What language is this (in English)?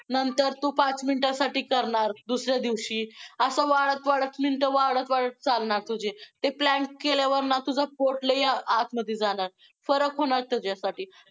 Marathi